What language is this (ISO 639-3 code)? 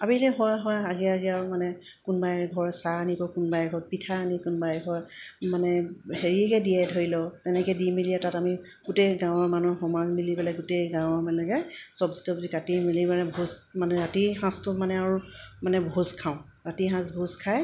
asm